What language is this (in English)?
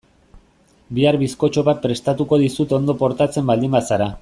Basque